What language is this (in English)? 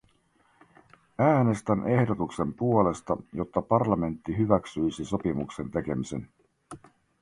Finnish